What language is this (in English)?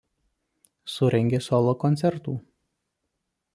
Lithuanian